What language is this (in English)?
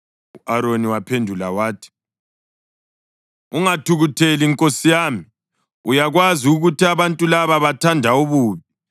North Ndebele